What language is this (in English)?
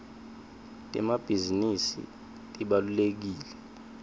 Swati